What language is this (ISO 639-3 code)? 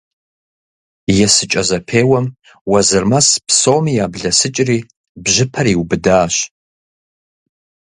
kbd